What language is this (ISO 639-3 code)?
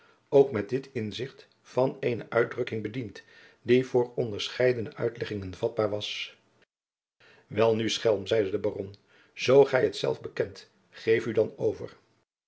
nld